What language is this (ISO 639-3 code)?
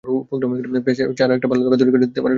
ben